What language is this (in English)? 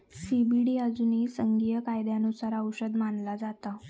Marathi